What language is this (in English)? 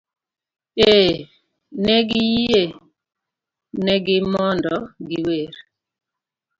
Luo (Kenya and Tanzania)